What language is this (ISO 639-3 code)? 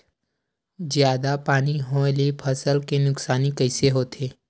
hne